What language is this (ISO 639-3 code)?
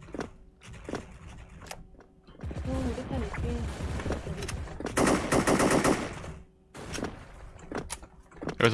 kor